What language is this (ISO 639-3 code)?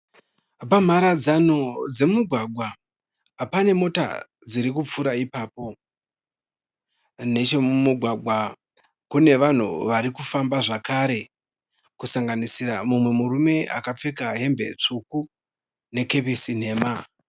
sna